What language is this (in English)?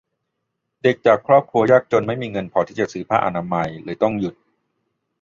Thai